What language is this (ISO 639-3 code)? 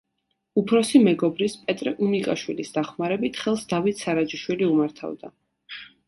kat